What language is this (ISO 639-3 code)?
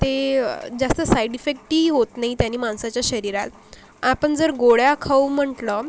mar